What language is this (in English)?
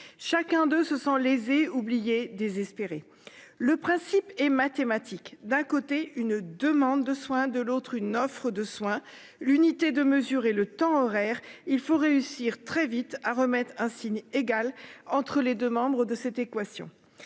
French